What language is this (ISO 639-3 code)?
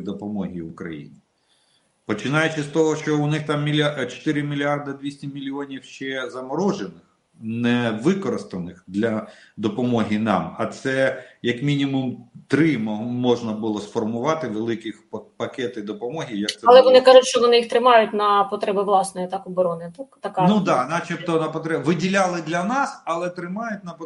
rus